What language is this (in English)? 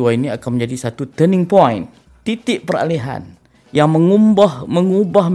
Malay